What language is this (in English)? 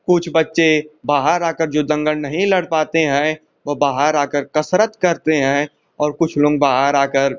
Hindi